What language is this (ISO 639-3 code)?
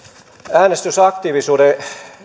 fin